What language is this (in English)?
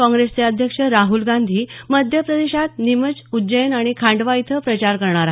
Marathi